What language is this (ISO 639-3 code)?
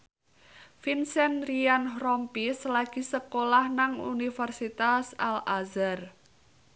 jav